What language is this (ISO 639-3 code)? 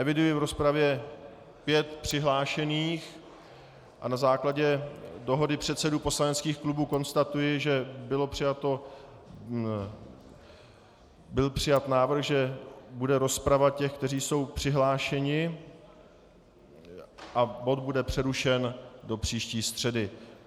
ces